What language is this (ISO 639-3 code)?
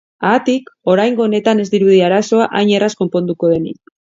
eus